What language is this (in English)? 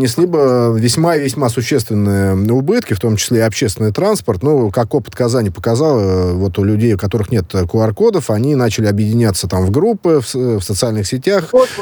Russian